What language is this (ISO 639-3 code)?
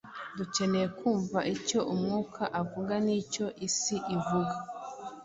kin